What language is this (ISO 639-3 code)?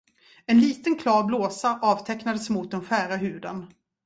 swe